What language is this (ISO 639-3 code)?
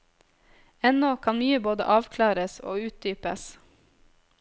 nor